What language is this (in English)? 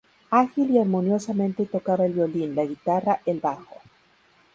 Spanish